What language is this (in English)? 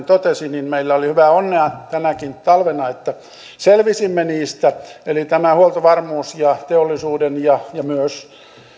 Finnish